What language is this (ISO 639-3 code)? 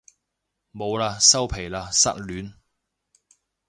yue